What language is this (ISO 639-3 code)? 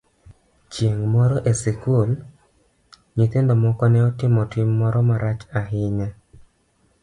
luo